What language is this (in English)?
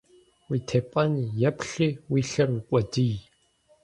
Kabardian